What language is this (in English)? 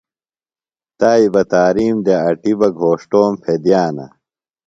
Phalura